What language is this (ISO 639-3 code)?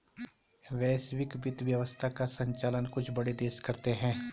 hin